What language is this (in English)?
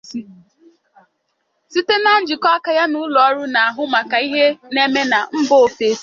Igbo